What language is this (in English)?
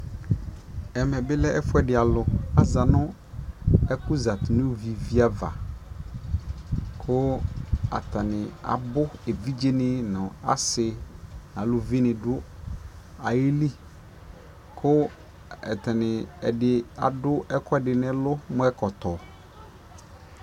Ikposo